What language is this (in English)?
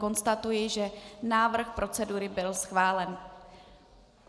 Czech